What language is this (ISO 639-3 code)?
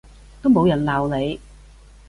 yue